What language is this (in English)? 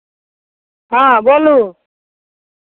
Maithili